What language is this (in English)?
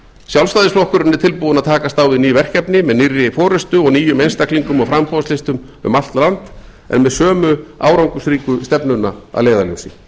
Icelandic